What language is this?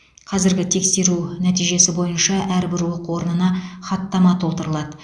Kazakh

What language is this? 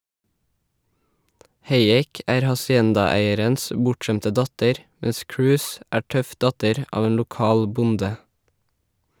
Norwegian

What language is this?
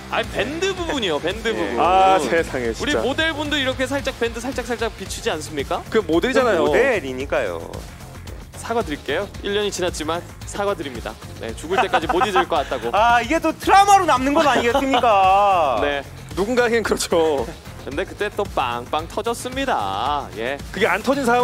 Korean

